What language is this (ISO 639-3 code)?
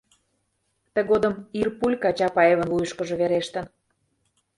chm